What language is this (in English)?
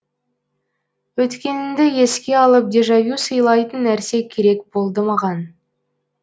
Kazakh